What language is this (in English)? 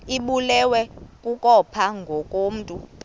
Xhosa